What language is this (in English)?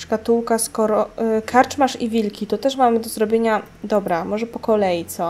Polish